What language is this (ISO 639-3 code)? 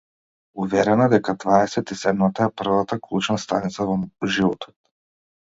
mkd